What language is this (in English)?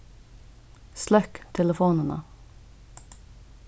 Faroese